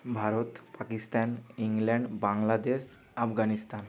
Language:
Bangla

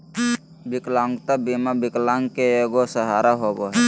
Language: Magahi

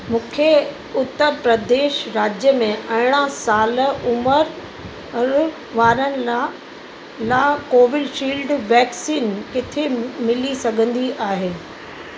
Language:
Sindhi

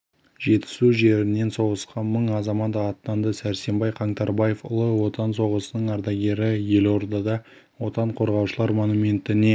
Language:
Kazakh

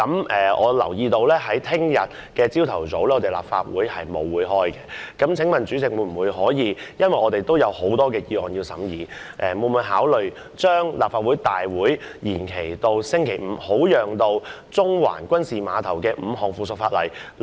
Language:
Cantonese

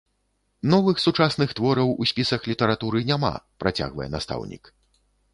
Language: Belarusian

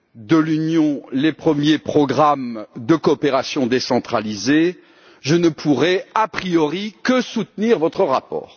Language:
French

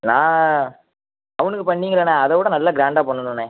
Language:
Tamil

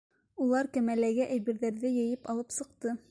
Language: Bashkir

